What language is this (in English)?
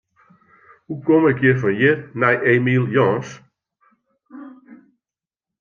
Western Frisian